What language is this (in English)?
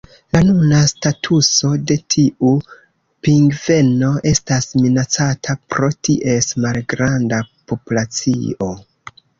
Esperanto